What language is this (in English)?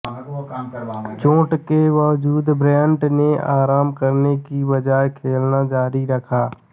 Hindi